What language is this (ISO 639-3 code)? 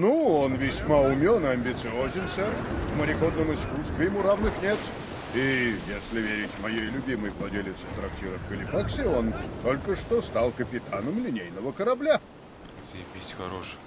rus